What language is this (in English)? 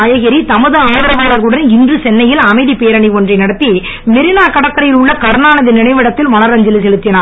Tamil